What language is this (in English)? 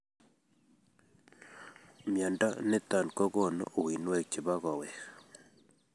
Kalenjin